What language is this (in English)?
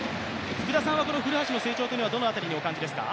Japanese